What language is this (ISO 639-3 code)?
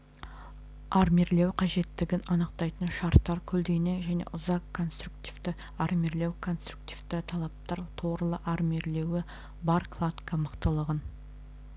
kaz